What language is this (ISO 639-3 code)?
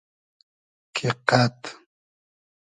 haz